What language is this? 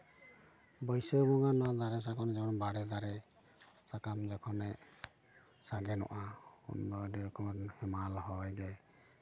Santali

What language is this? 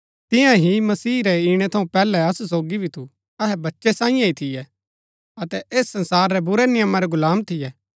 Gaddi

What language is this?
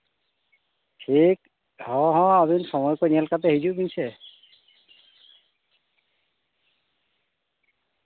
Santali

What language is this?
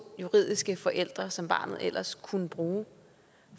Danish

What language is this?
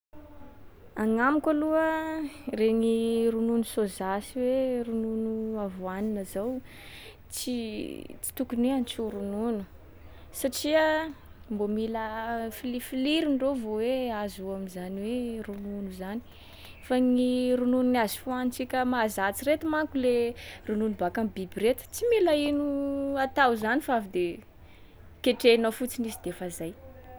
Sakalava Malagasy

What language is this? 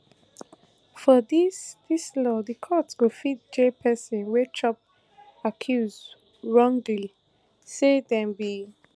Nigerian Pidgin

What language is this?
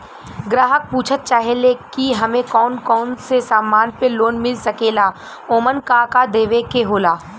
Bhojpuri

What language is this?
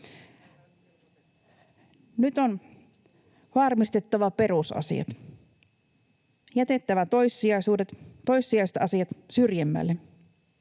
Finnish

